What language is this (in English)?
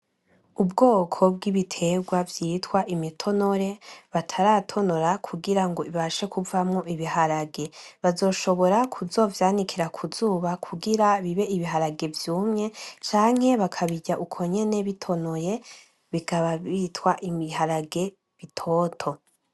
Rundi